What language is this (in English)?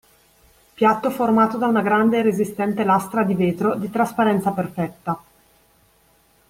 Italian